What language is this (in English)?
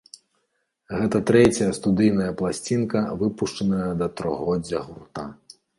Belarusian